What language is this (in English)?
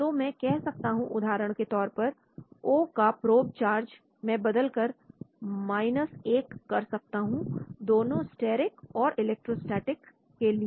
Hindi